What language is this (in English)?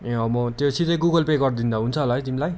Nepali